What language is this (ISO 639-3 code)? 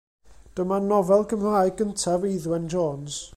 cym